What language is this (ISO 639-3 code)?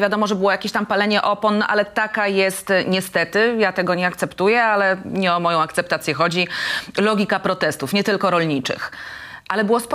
pol